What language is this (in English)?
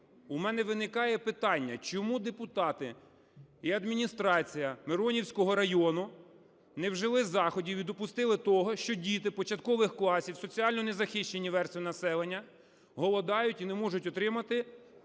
Ukrainian